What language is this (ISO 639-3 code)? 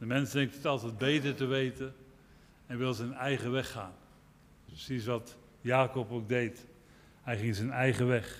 nld